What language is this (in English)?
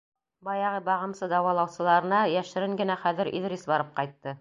Bashkir